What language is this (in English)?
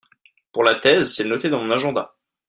French